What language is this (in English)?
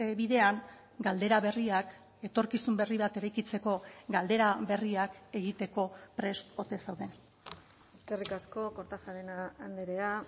Basque